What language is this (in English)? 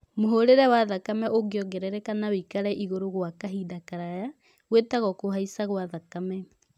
Kikuyu